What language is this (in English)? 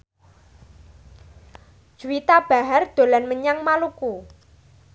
Javanese